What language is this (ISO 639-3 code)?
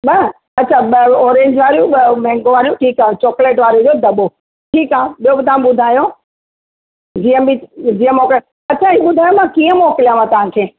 snd